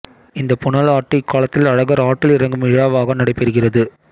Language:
Tamil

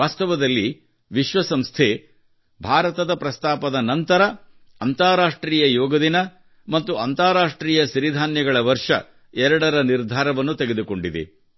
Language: Kannada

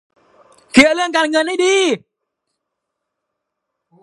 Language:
Thai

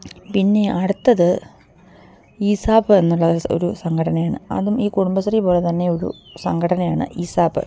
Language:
Malayalam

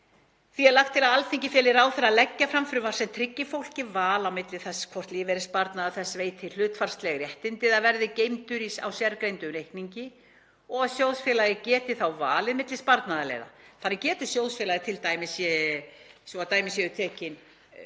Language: Icelandic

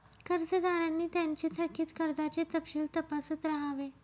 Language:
Marathi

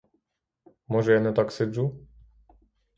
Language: Ukrainian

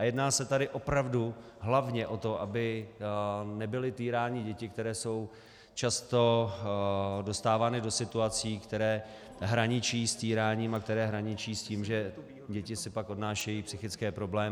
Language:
Czech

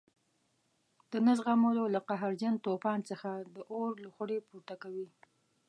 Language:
Pashto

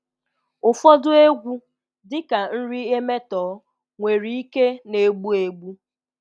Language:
Igbo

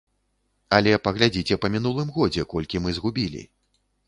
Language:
Belarusian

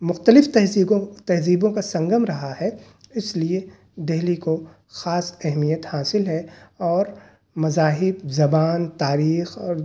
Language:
Urdu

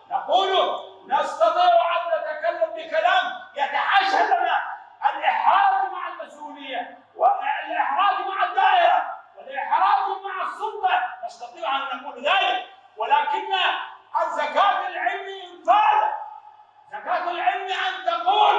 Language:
Arabic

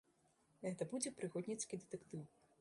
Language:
Belarusian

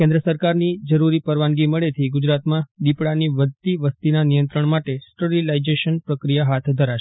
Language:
Gujarati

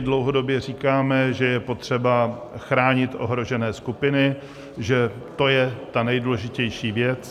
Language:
Czech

